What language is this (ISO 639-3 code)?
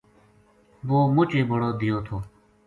gju